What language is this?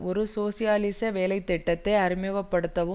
Tamil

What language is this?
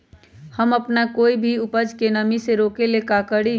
Magahi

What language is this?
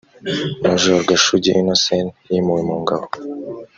Kinyarwanda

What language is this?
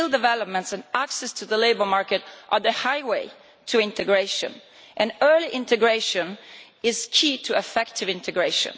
English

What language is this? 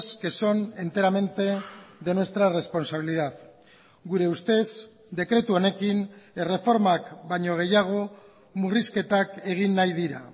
Basque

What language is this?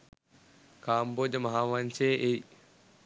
Sinhala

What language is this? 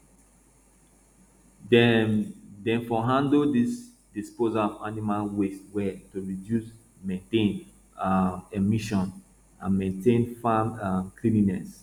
Nigerian Pidgin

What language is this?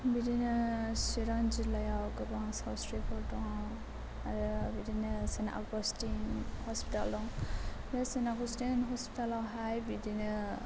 Bodo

